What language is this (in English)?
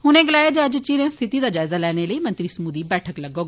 Dogri